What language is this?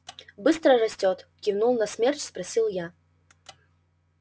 Russian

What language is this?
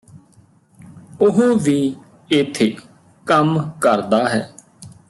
Punjabi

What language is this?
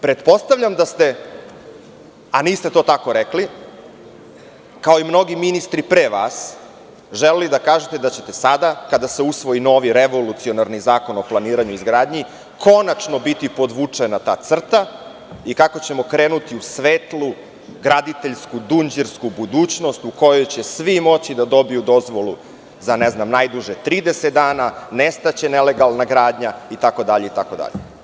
Serbian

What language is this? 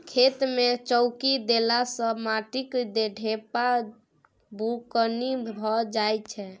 Maithili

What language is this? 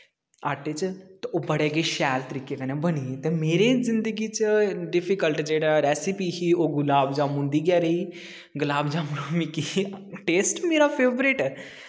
Dogri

